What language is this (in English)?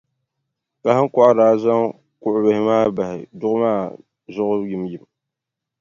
Dagbani